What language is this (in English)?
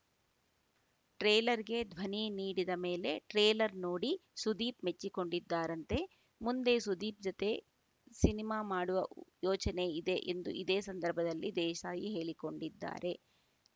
Kannada